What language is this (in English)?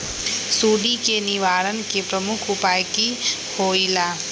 Magahi